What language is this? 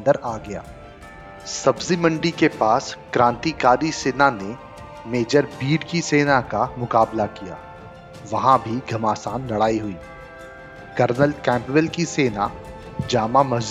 Hindi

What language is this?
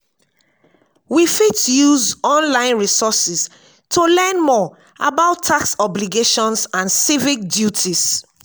Nigerian Pidgin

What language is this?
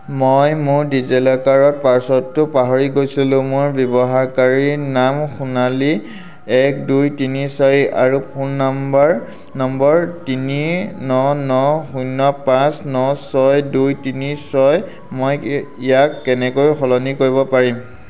Assamese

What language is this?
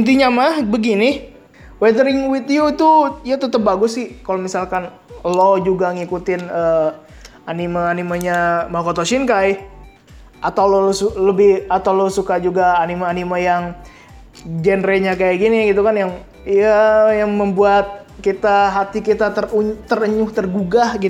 Indonesian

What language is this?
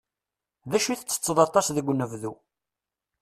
Kabyle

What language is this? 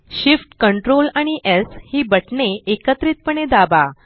Marathi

